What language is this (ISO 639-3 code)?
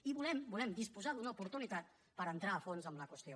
cat